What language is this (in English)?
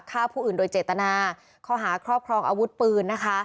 Thai